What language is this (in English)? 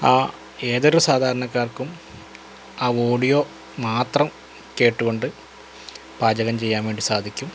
Malayalam